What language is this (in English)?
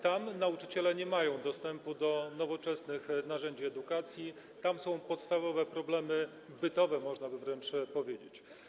Polish